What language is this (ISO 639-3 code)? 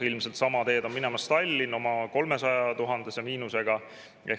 est